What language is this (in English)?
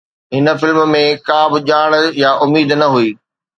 Sindhi